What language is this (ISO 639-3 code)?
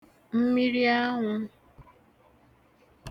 ibo